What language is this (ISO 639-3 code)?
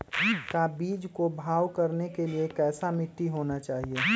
mag